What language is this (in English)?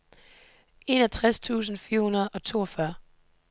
Danish